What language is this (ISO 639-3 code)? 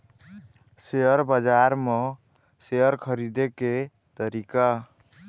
hne